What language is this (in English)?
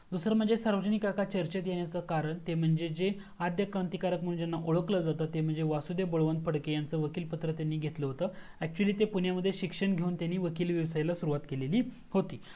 Marathi